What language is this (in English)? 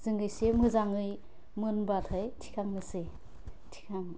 Bodo